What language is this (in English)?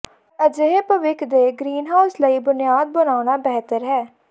Punjabi